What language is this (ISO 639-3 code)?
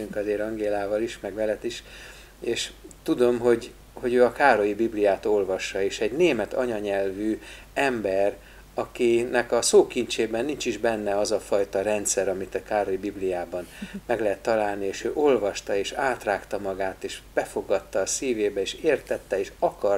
hun